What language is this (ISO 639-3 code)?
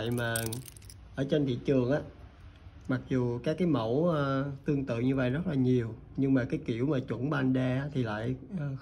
vie